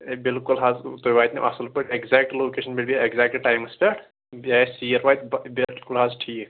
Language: Kashmiri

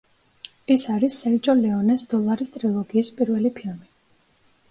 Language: Georgian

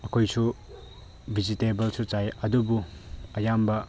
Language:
Manipuri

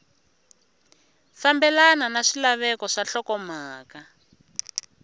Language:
Tsonga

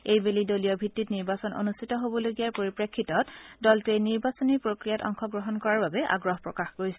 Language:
Assamese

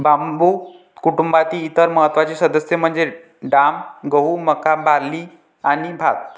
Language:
Marathi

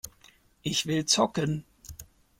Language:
German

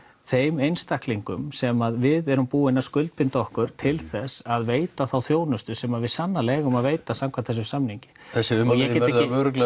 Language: Icelandic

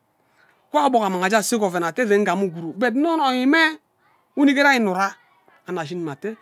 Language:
Ubaghara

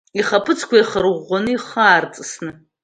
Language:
Abkhazian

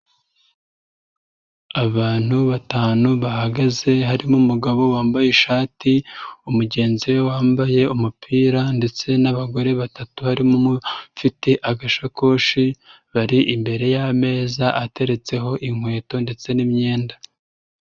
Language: Kinyarwanda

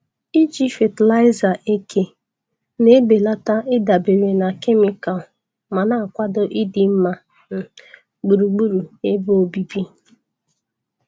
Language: Igbo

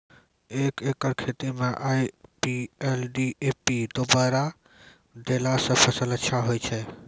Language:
Maithili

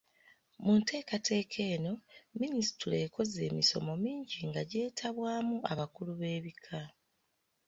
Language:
Ganda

